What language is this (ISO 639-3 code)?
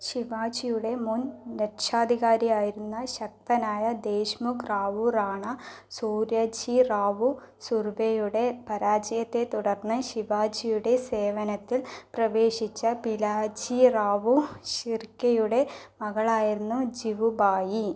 mal